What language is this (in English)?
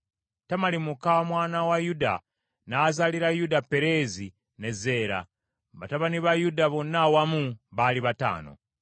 Ganda